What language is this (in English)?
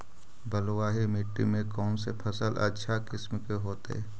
Magahi